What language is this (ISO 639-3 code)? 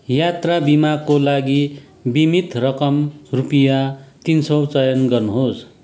nep